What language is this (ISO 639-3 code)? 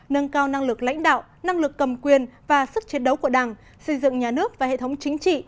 vie